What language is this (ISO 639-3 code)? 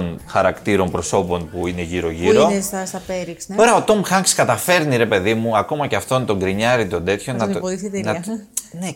ell